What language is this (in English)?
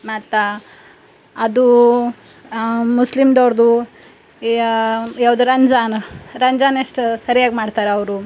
Kannada